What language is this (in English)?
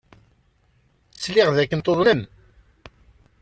Kabyle